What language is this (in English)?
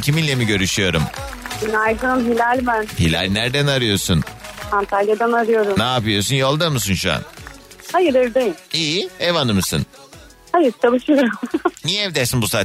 Turkish